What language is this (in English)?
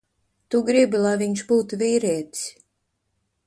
Latvian